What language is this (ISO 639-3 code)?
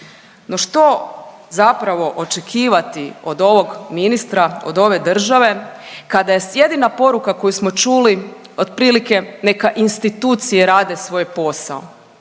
hrv